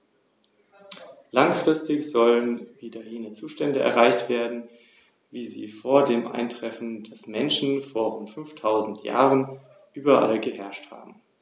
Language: German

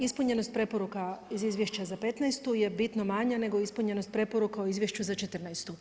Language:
Croatian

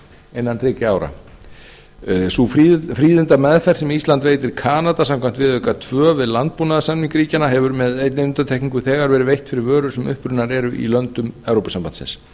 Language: Icelandic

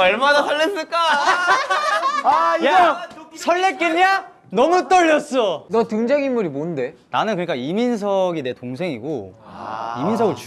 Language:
Korean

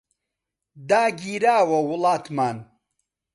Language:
Central Kurdish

